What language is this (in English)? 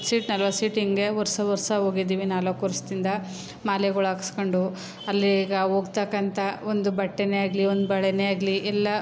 Kannada